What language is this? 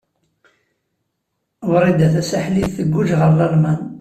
Kabyle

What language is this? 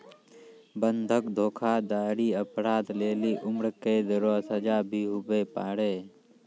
Maithili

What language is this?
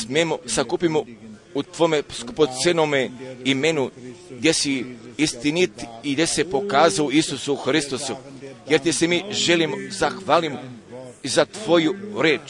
Croatian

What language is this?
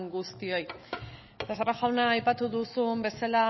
Basque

